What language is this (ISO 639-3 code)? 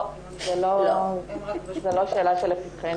heb